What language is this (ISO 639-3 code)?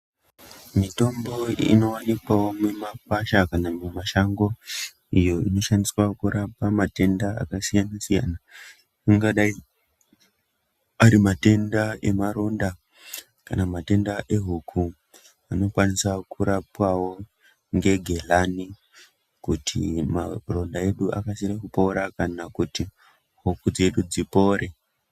ndc